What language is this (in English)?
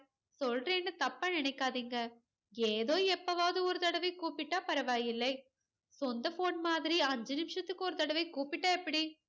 Tamil